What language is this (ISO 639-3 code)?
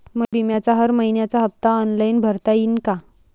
mar